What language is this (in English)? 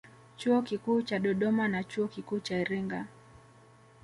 Swahili